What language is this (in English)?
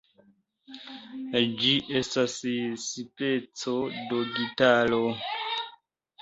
Esperanto